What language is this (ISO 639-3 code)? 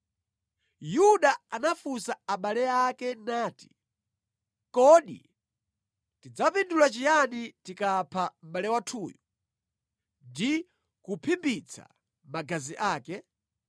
nya